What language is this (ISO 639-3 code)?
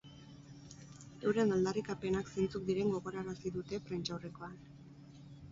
eus